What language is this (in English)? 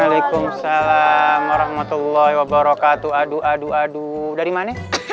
Indonesian